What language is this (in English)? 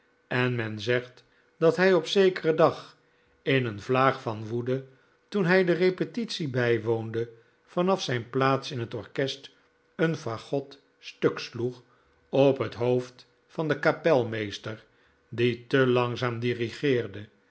Dutch